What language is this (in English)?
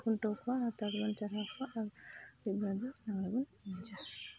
Santali